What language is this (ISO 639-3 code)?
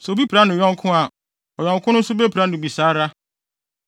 aka